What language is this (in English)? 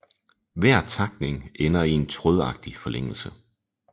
Danish